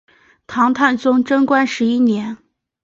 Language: Chinese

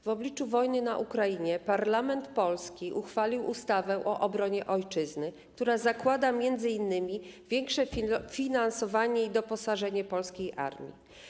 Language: Polish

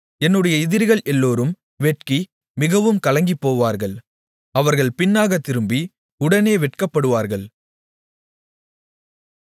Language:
Tamil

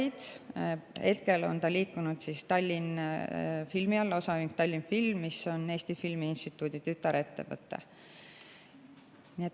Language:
Estonian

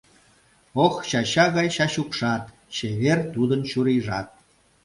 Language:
Mari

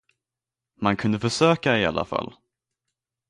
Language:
Swedish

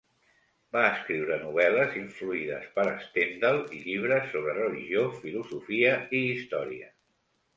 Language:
Catalan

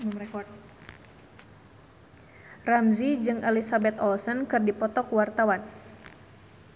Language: Sundanese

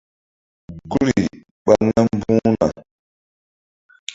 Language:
Mbum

